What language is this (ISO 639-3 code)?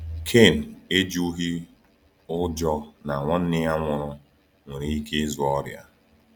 ibo